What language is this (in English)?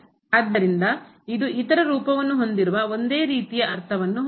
Kannada